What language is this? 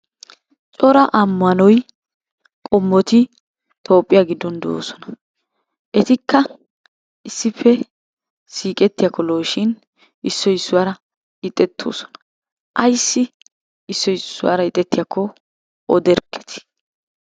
Wolaytta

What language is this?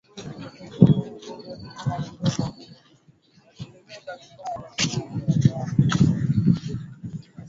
Swahili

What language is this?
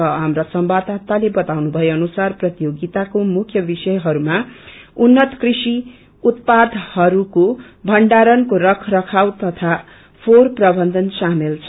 Nepali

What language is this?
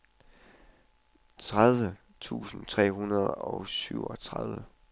Danish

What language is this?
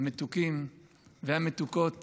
Hebrew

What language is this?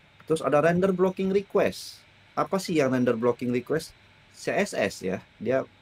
Indonesian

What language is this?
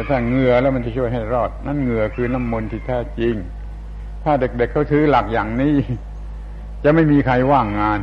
Thai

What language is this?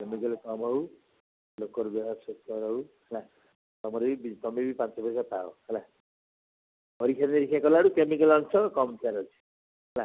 Odia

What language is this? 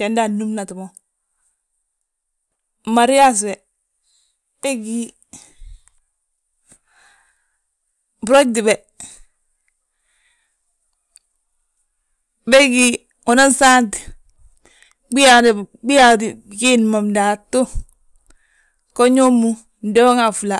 Balanta-Ganja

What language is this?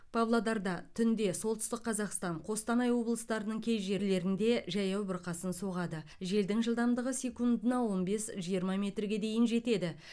Kazakh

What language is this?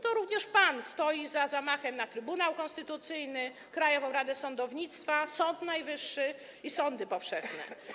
Polish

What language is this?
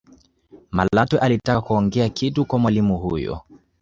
Swahili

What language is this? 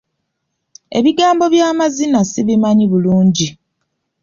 Ganda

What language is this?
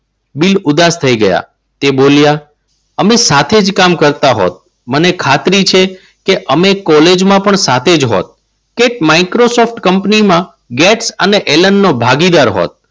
Gujarati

